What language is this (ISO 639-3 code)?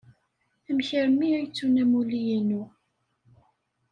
kab